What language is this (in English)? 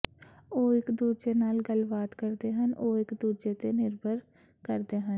Punjabi